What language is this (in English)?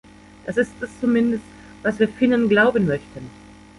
German